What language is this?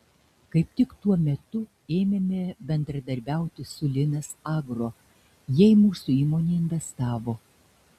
Lithuanian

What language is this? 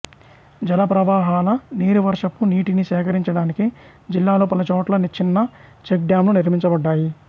Telugu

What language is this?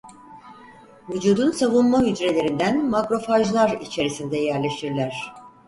Turkish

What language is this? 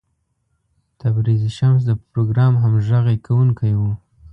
Pashto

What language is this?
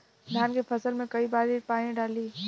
Bhojpuri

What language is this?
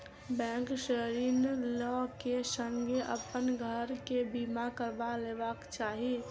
Maithili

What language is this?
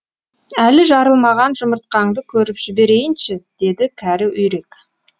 Kazakh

